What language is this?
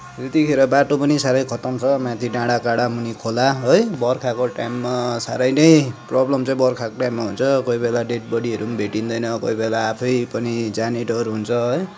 Nepali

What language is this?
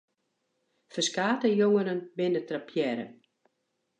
Western Frisian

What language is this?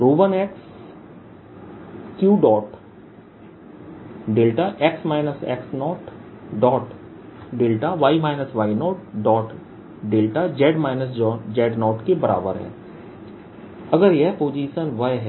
Hindi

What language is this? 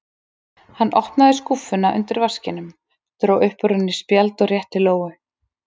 Icelandic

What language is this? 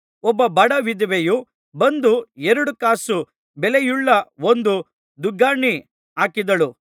Kannada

